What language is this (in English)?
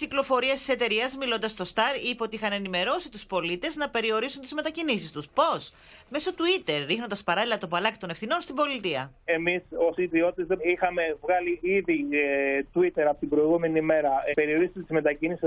Greek